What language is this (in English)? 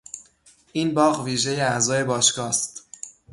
Persian